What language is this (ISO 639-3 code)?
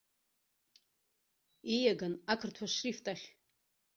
abk